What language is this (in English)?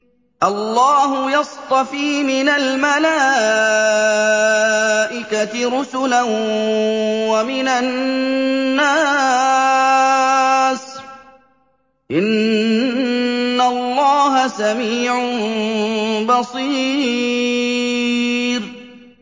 Arabic